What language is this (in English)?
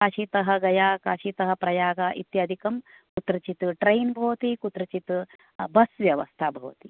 Sanskrit